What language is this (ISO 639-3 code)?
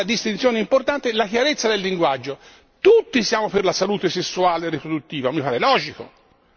ita